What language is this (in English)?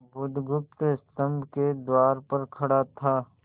Hindi